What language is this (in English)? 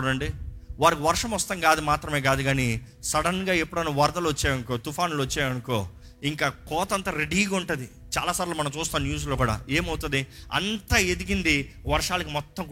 Telugu